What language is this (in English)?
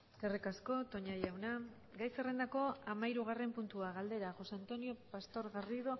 Basque